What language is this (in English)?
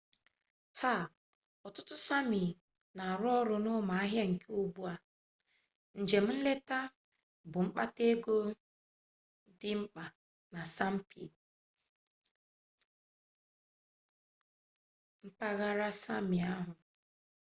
Igbo